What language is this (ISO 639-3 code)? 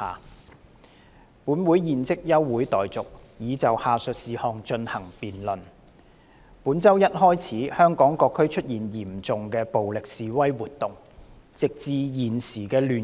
yue